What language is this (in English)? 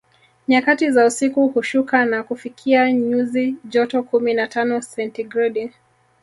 Swahili